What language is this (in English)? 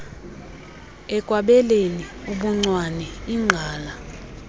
Xhosa